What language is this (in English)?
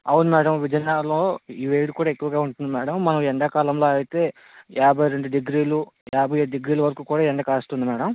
Telugu